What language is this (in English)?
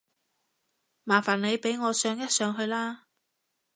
Cantonese